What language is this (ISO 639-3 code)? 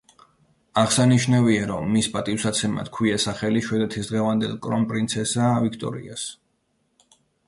kat